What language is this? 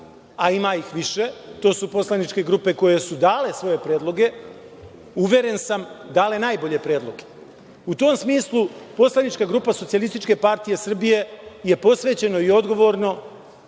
Serbian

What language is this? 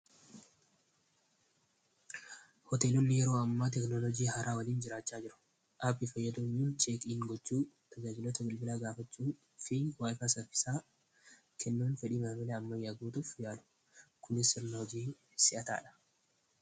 Oromo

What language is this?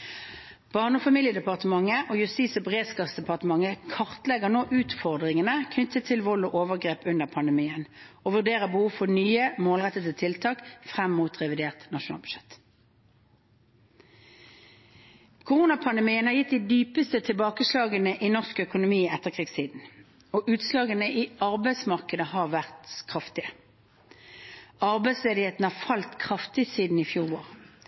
Norwegian Bokmål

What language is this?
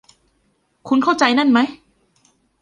Thai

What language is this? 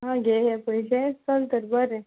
Konkani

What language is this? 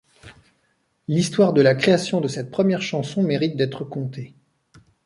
French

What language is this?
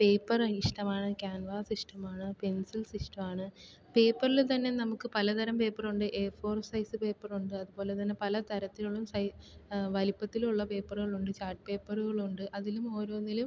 Malayalam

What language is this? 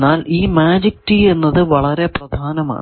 Malayalam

